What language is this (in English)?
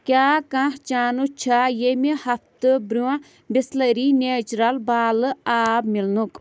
Kashmiri